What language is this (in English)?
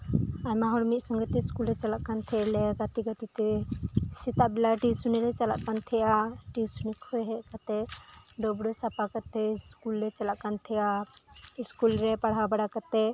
Santali